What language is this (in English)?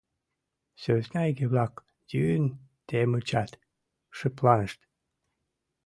Mari